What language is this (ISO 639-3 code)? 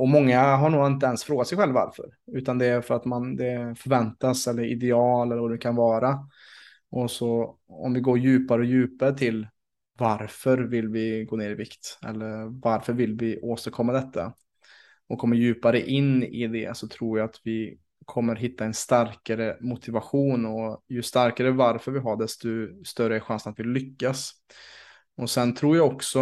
swe